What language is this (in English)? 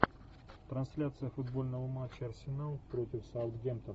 Russian